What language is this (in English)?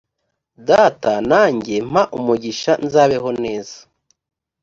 Kinyarwanda